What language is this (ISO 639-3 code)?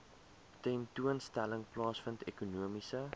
afr